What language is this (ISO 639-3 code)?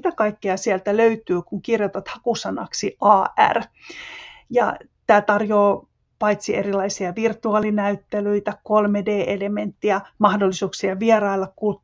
fin